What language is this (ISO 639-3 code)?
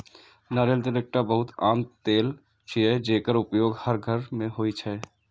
mai